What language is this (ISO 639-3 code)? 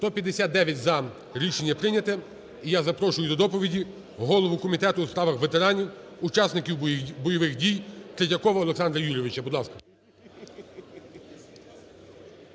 ukr